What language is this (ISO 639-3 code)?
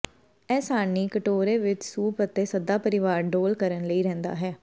pan